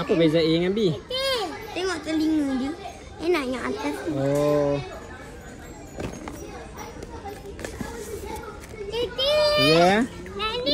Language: Malay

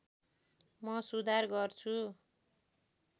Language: Nepali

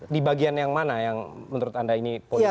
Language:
Indonesian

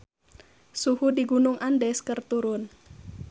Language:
Sundanese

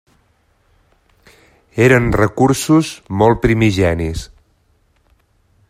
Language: Catalan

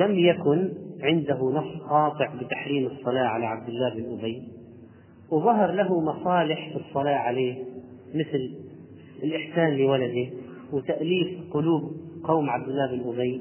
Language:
Arabic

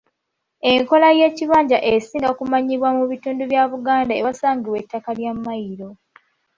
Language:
Ganda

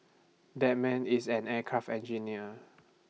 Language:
English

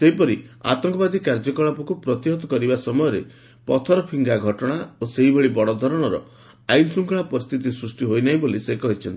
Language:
Odia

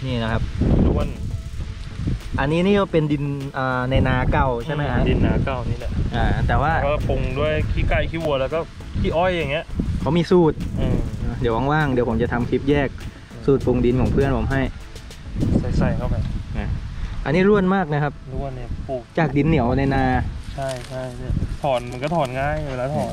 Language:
Thai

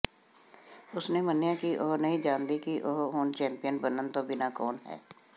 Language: Punjabi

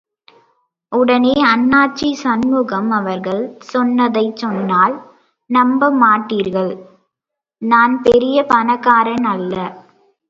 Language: Tamil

